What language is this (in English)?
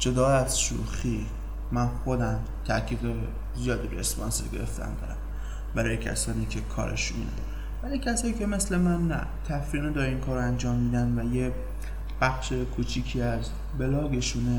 Persian